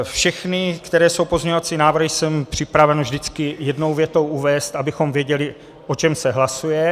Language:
Czech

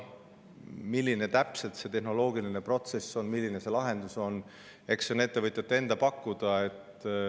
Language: Estonian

